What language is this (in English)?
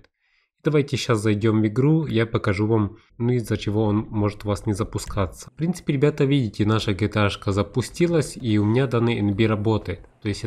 Russian